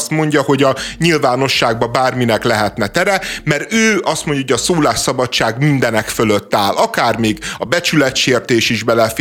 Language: Hungarian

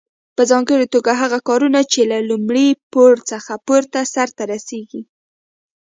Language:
Pashto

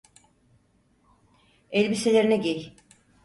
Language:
Turkish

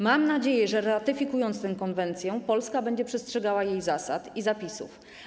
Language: Polish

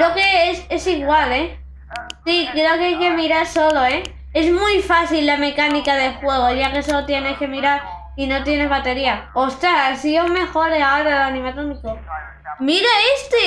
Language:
Spanish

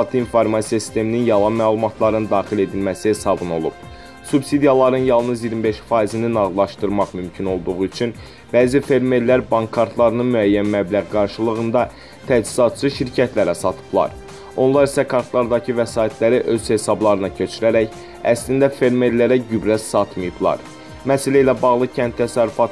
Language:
Turkish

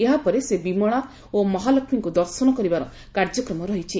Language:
Odia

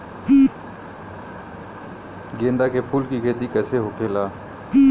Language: Bhojpuri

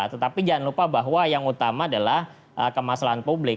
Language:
Indonesian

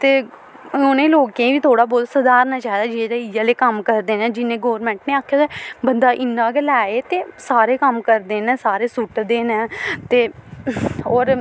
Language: Dogri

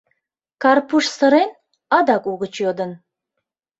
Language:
Mari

